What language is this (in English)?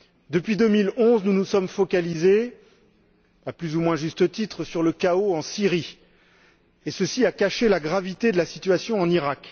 French